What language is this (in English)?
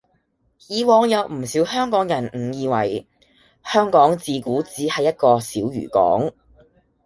Cantonese